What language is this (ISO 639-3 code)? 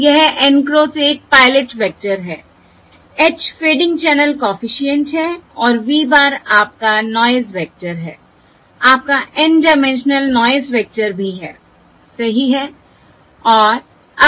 hin